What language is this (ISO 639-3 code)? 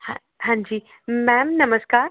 pan